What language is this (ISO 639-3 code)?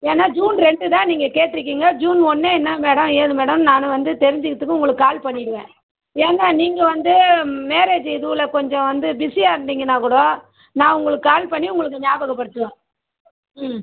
tam